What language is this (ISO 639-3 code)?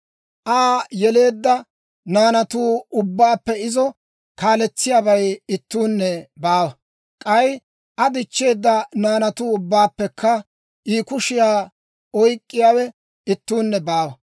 dwr